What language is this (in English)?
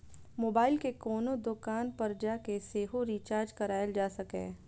Maithili